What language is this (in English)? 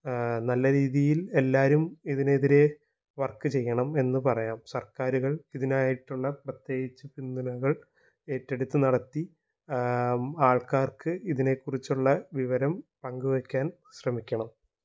Malayalam